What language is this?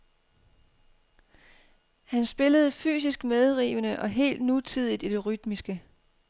Danish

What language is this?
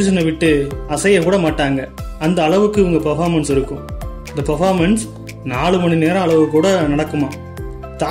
Hindi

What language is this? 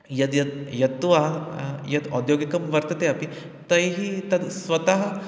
Sanskrit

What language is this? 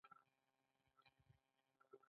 Pashto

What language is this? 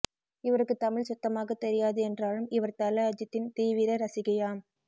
Tamil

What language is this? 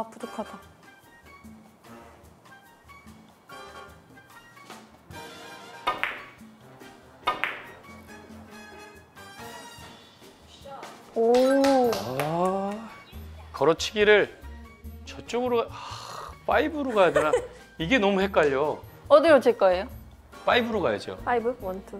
Korean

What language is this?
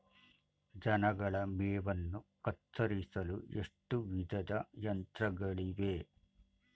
Kannada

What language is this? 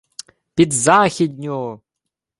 Ukrainian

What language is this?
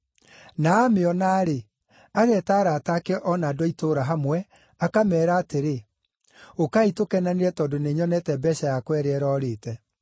Kikuyu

